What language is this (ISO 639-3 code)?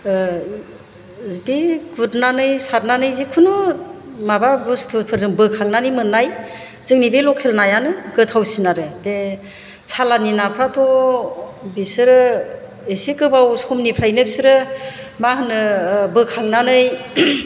brx